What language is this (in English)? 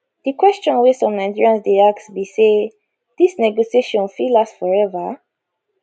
Nigerian Pidgin